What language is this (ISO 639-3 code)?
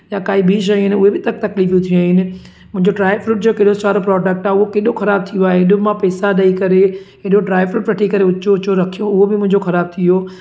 snd